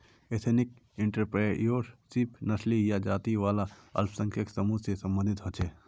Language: Magahi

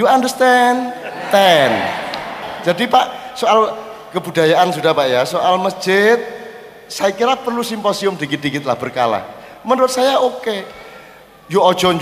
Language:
Indonesian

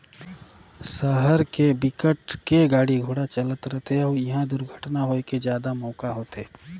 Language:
Chhattisgarhi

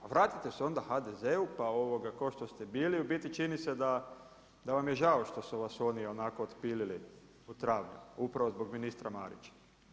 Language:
Croatian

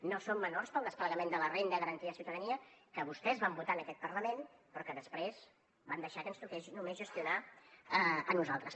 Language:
Catalan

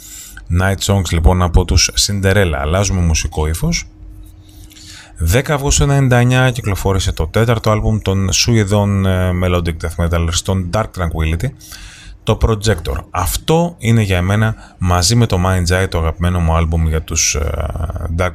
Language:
Greek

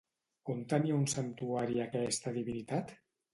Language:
Catalan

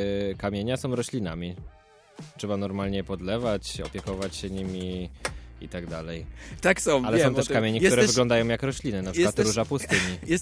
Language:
Polish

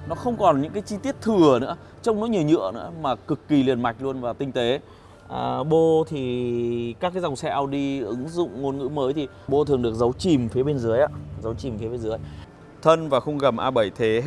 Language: Vietnamese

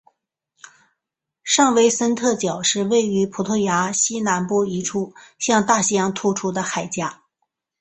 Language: Chinese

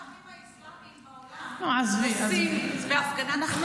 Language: Hebrew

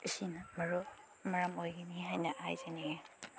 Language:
Manipuri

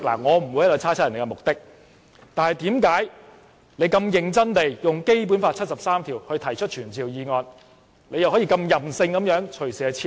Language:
Cantonese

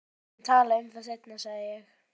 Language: Icelandic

